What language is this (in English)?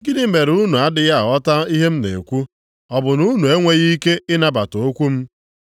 Igbo